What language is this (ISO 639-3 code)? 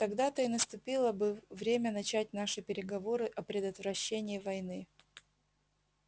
rus